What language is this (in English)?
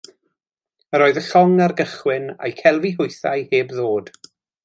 Welsh